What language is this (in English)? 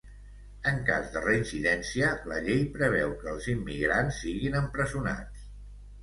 Catalan